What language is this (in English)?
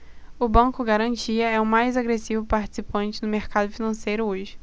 Portuguese